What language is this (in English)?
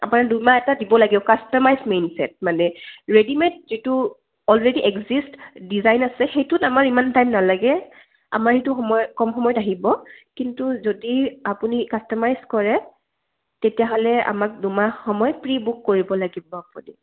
Assamese